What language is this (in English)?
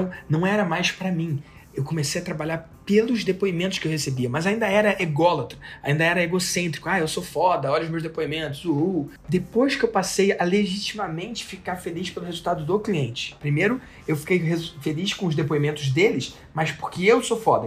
Portuguese